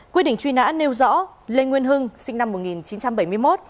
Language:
Vietnamese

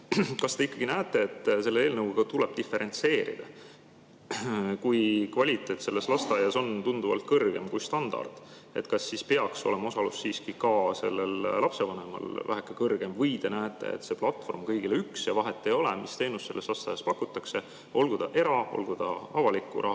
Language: Estonian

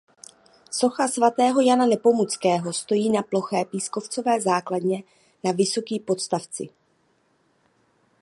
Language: Czech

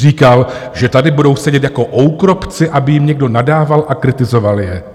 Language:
Czech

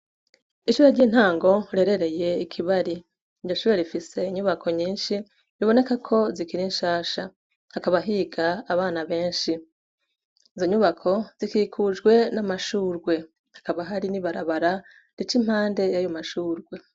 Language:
Rundi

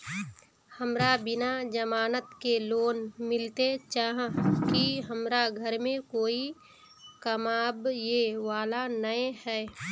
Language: Magahi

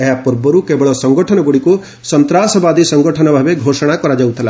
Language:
Odia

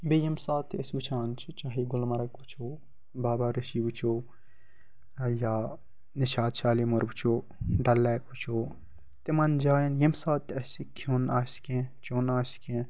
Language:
Kashmiri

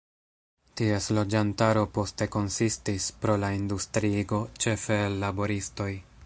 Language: Esperanto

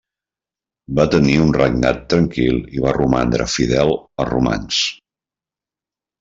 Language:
Catalan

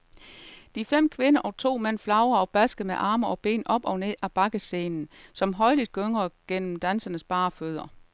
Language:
Danish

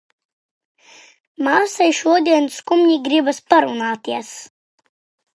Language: Latvian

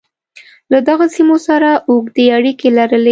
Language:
Pashto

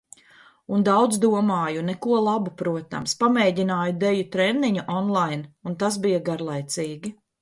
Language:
Latvian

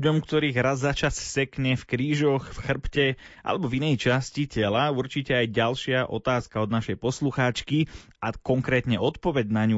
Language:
Slovak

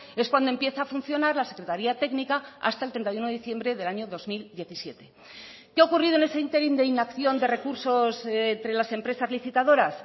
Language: Spanish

